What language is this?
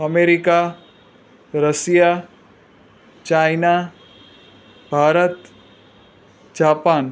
Gujarati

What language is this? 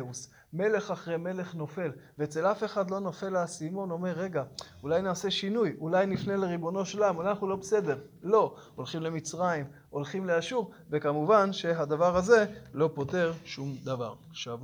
Hebrew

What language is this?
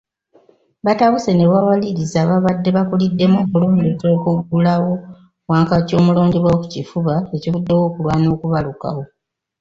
Ganda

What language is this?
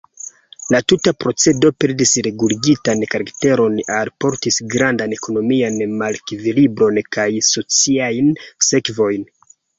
Esperanto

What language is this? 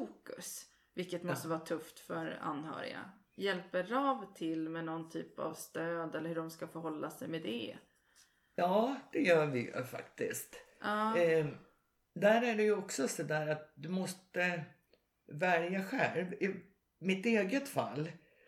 Swedish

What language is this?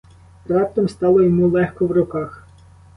Ukrainian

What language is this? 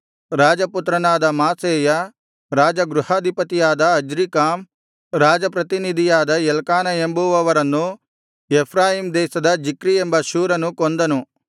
Kannada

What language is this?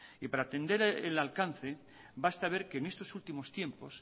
Spanish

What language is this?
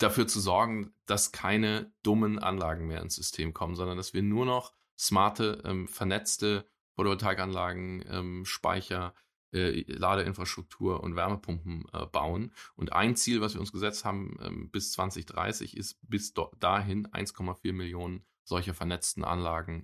German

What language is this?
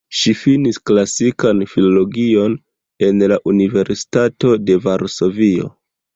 Esperanto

